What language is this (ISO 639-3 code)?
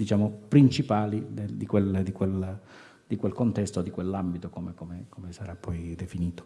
ita